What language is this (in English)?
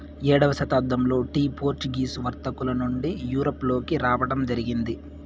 Telugu